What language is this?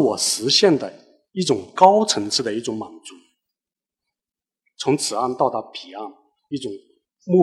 Chinese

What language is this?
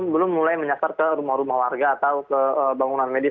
Indonesian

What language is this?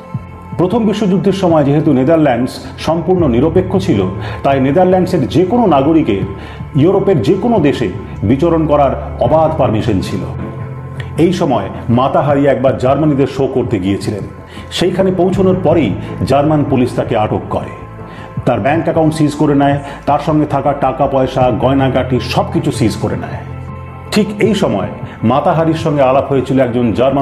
Bangla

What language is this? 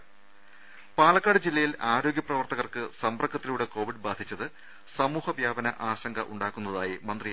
Malayalam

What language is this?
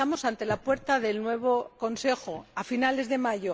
Spanish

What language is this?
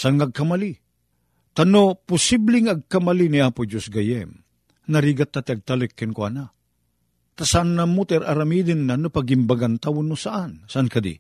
Filipino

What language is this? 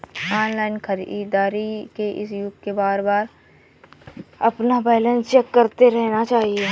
Hindi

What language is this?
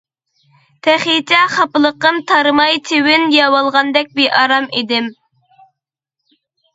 Uyghur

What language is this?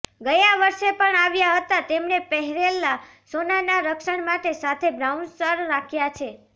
Gujarati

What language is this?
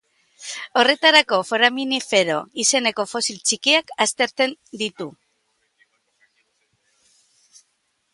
Basque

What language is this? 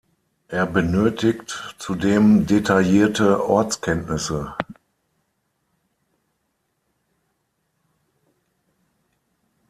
German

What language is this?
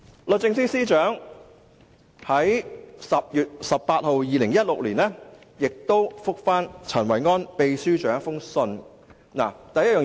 Cantonese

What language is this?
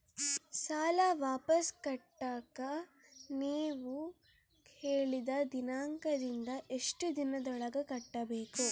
Kannada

